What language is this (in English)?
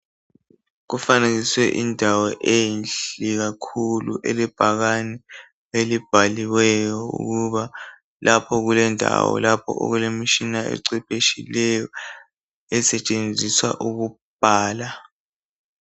North Ndebele